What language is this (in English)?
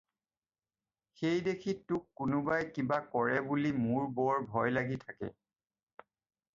Assamese